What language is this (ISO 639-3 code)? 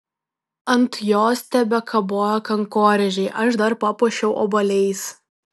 lit